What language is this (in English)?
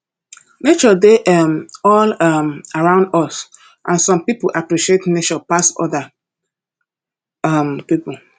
Nigerian Pidgin